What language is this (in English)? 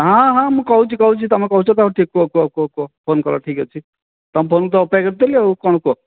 Odia